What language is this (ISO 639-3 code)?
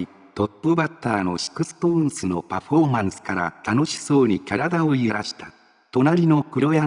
jpn